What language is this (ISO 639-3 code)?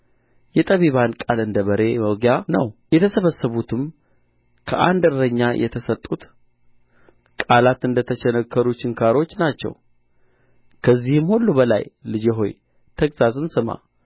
amh